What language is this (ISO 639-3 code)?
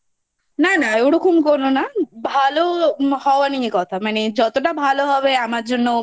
ben